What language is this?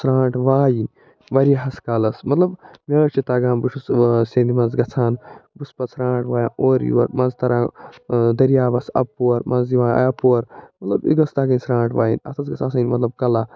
Kashmiri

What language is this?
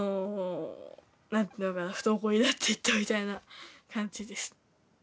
Japanese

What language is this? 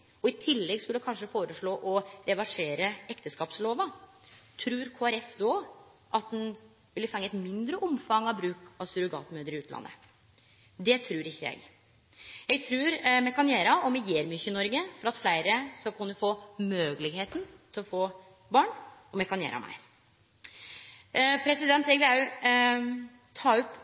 Norwegian Nynorsk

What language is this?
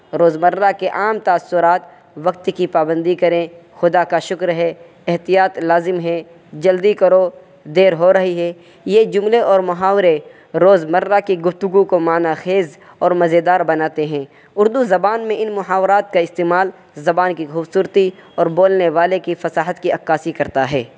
Urdu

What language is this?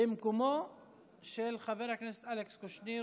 Hebrew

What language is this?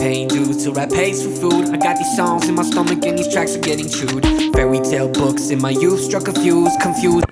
German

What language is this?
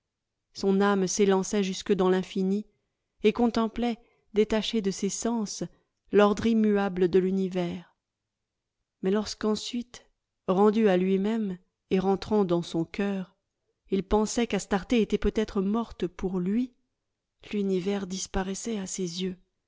French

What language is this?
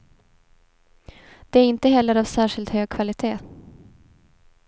Swedish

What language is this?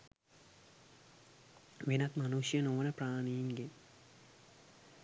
Sinhala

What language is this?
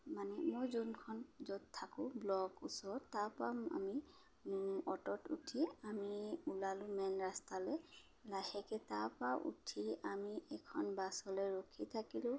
Assamese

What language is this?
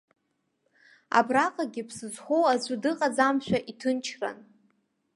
Abkhazian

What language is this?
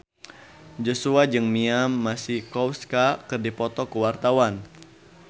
Sundanese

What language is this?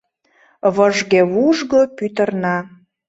Mari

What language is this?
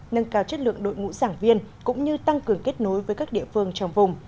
Vietnamese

